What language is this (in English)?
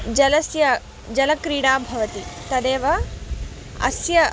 Sanskrit